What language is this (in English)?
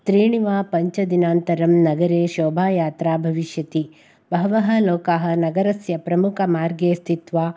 Sanskrit